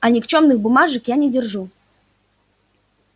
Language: Russian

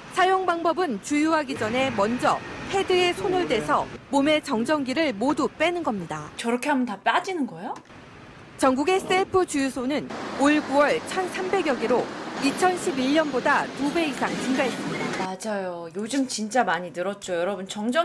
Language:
Korean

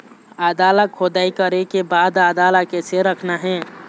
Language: Chhattisgarhi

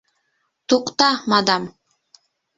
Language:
Bashkir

